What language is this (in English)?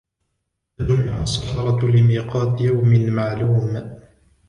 Arabic